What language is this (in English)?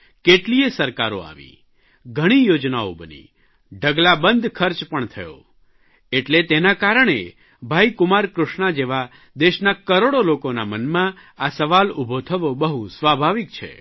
Gujarati